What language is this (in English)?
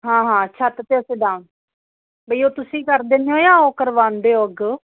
Punjabi